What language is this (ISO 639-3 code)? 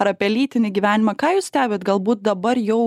lit